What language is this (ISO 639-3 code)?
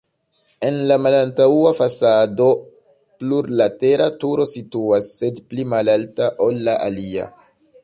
epo